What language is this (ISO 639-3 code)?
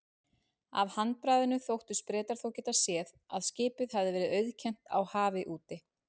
isl